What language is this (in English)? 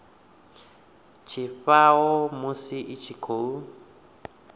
Venda